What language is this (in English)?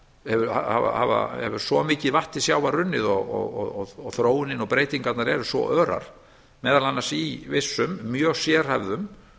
Icelandic